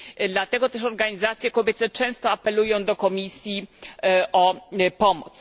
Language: Polish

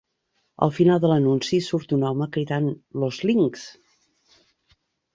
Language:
Catalan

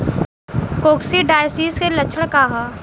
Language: Bhojpuri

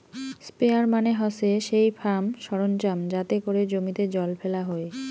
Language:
Bangla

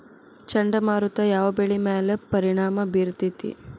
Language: Kannada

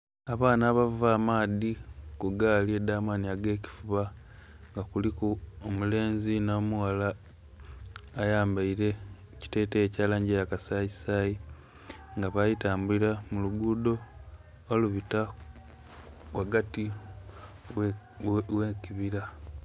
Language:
Soga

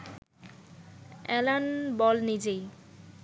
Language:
Bangla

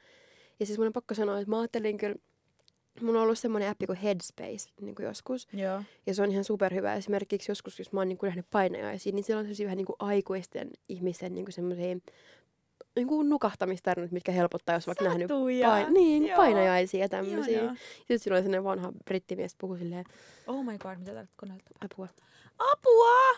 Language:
Finnish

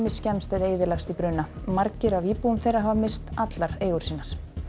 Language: Icelandic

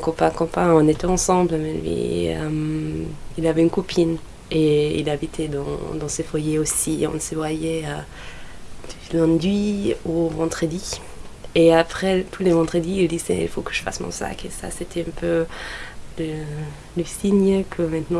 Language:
French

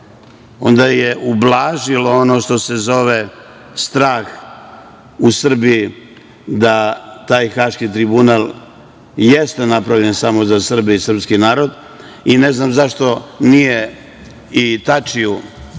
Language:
Serbian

